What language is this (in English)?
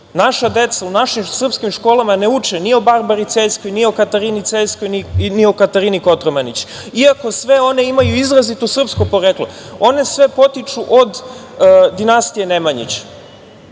Serbian